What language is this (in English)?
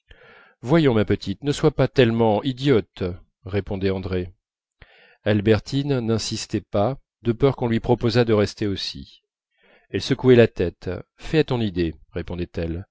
French